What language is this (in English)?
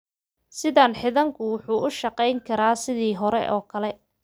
Somali